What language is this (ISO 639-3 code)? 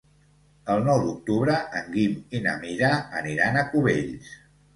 cat